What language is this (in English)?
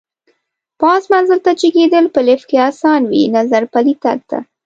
Pashto